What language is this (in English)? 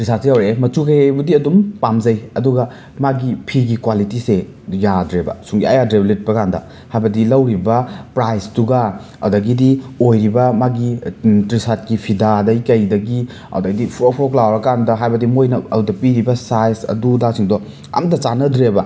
Manipuri